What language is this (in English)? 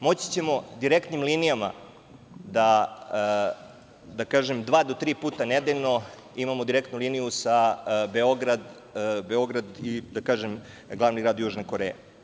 Serbian